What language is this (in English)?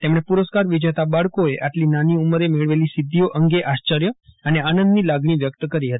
Gujarati